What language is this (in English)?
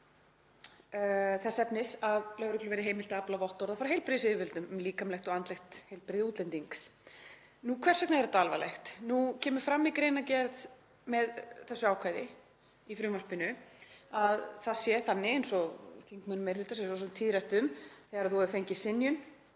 Icelandic